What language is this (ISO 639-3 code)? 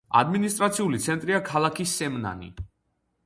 kat